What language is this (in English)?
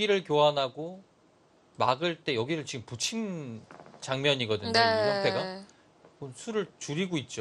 Korean